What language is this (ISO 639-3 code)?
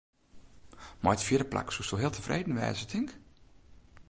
fry